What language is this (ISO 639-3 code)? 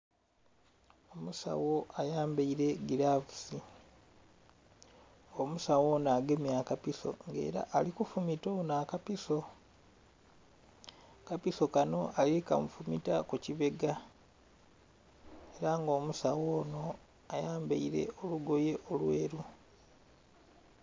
xog